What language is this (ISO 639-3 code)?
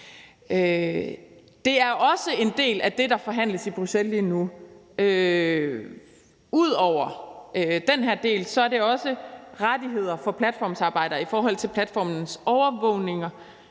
dan